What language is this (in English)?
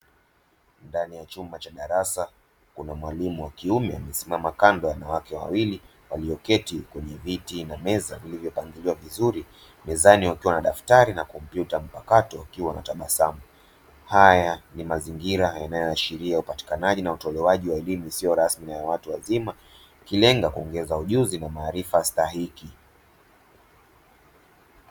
Swahili